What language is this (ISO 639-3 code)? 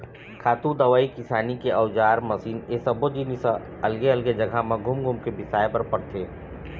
hne